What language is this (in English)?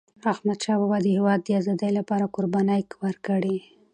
Pashto